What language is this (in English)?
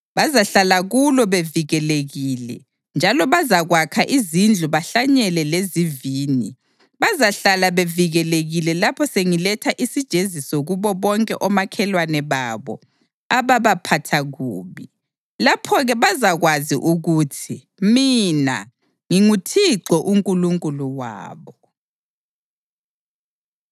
North Ndebele